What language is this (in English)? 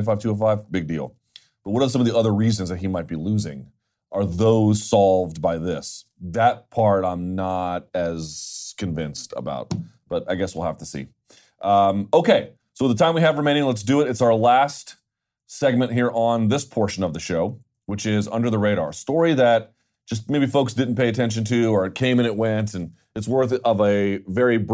English